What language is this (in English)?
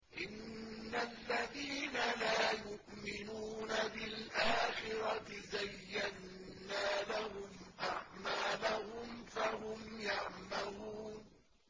Arabic